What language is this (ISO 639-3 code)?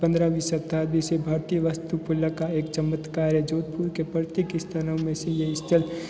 hin